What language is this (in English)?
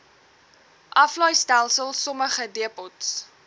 Afrikaans